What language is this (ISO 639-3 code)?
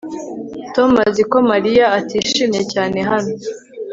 kin